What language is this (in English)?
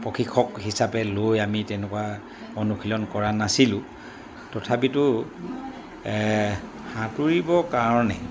Assamese